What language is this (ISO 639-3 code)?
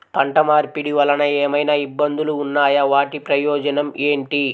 tel